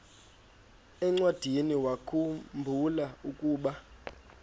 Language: Xhosa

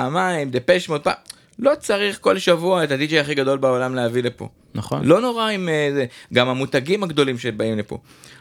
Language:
Hebrew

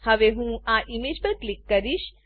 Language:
Gujarati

